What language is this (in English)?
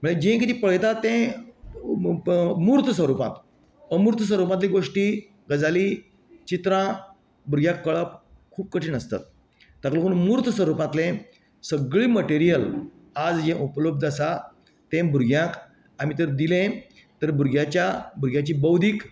Konkani